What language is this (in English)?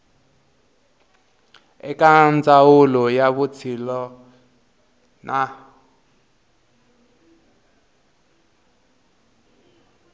Tsonga